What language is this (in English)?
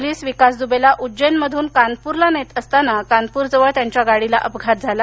Marathi